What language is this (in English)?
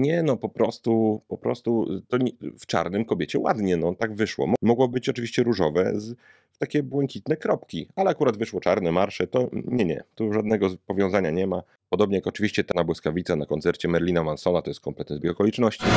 Polish